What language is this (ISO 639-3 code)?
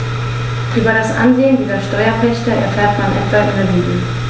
deu